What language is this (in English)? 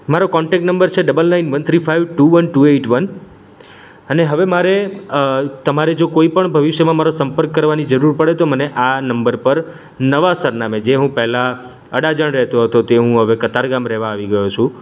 Gujarati